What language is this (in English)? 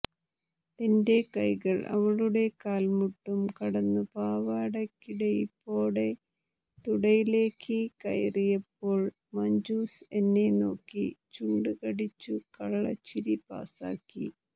Malayalam